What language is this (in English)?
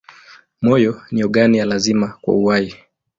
Swahili